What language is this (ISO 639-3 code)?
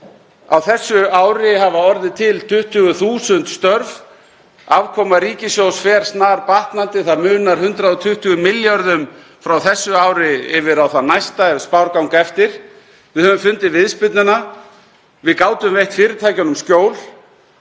isl